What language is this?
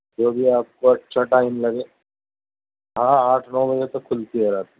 Urdu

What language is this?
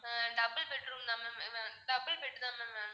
Tamil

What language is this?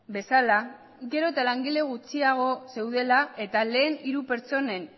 Basque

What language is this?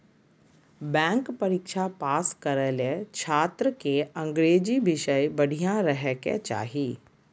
Magahi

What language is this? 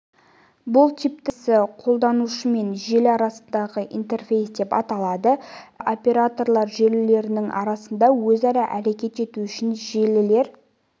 Kazakh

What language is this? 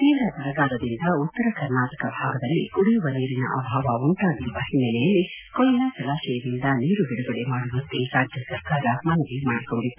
Kannada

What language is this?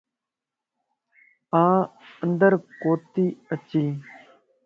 Lasi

